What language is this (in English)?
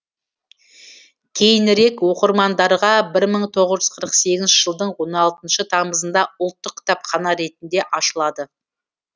Kazakh